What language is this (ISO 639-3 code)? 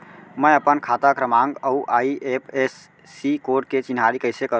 hne